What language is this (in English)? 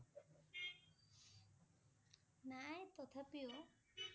Assamese